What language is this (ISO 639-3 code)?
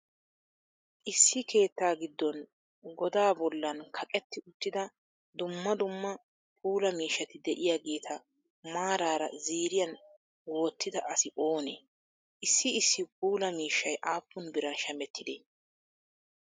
wal